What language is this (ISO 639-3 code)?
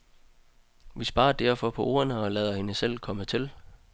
dan